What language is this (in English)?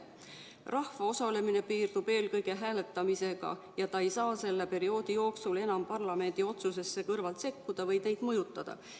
Estonian